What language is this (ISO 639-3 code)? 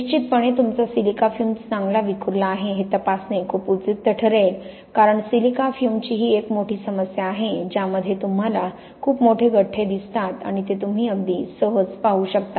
mar